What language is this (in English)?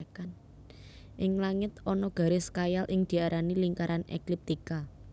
Javanese